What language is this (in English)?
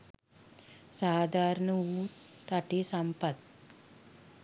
Sinhala